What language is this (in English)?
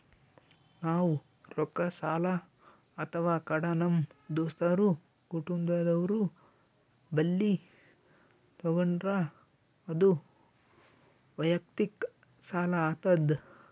Kannada